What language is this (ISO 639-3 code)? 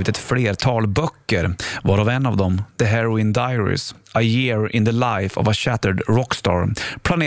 swe